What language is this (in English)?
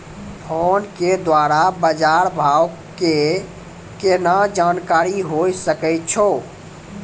Maithili